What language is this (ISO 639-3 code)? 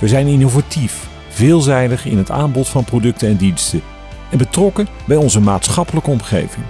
nld